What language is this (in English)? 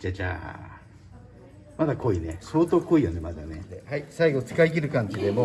Japanese